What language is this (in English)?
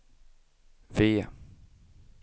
Swedish